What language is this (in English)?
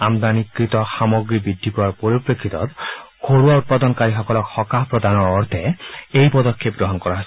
Assamese